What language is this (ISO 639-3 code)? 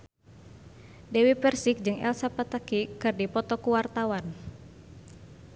sun